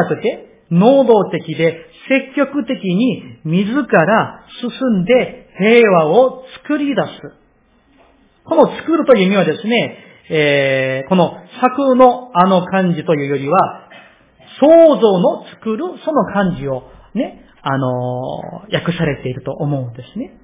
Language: Japanese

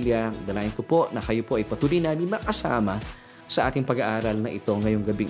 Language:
Filipino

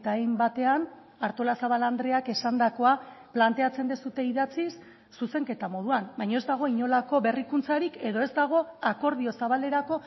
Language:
Basque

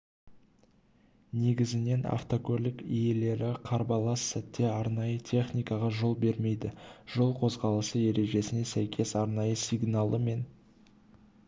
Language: Kazakh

